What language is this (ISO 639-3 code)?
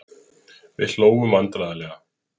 isl